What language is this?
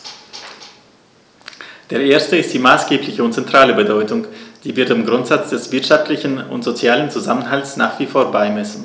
German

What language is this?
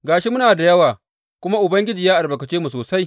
Hausa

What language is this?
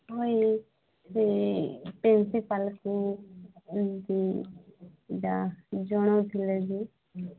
Odia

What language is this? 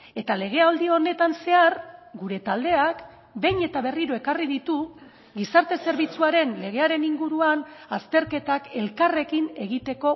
Basque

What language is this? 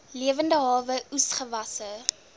Afrikaans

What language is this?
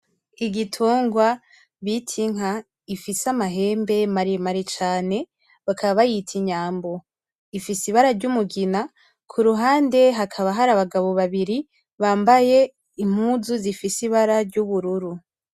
Rundi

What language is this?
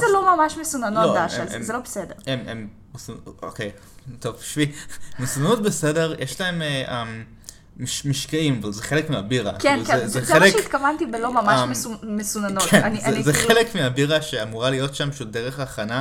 Hebrew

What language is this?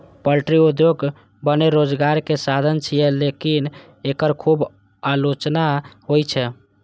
Maithili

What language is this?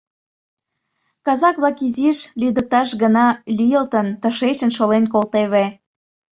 Mari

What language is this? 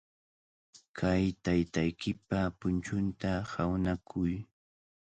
Cajatambo North Lima Quechua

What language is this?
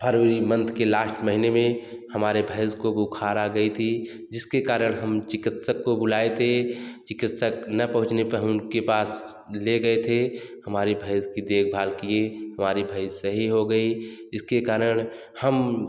Hindi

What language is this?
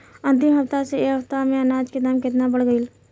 Bhojpuri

